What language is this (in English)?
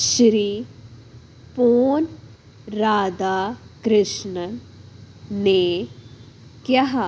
Punjabi